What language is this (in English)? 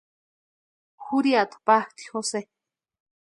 Western Highland Purepecha